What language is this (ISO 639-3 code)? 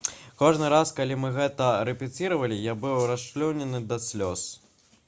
bel